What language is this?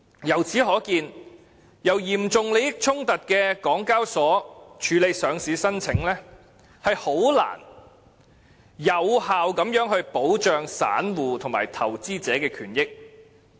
Cantonese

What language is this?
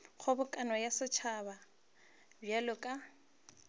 Northern Sotho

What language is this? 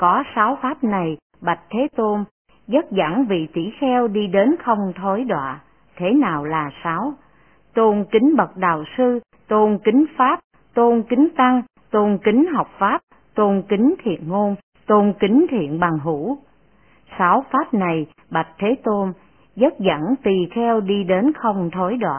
Vietnamese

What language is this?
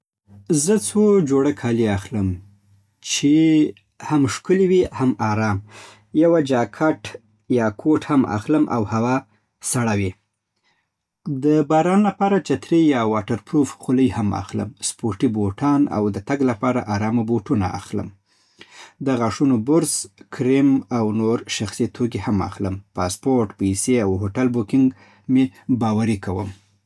Southern Pashto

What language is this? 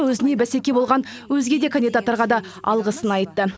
Kazakh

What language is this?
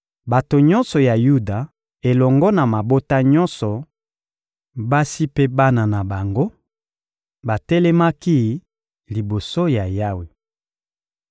Lingala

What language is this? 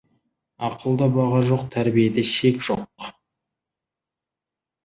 Kazakh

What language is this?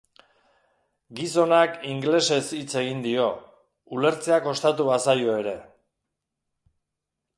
Basque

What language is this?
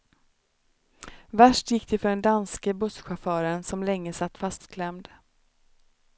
Swedish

